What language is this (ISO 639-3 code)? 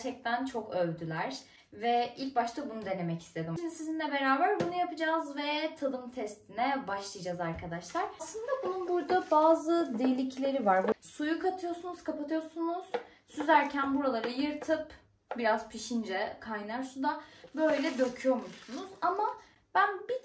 tur